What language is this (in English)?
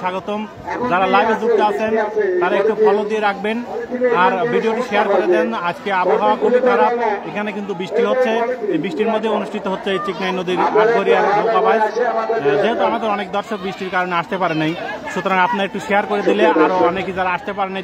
Arabic